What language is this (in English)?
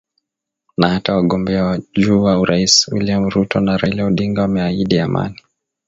Swahili